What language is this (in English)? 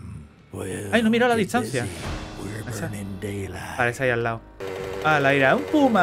Spanish